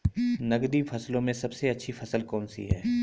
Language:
Hindi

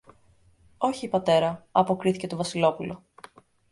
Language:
Greek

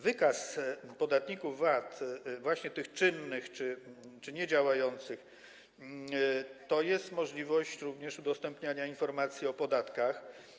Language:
Polish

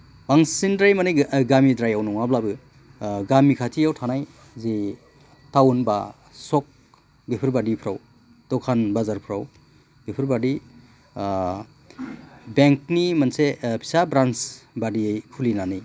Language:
Bodo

